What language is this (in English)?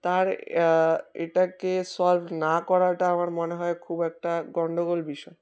Bangla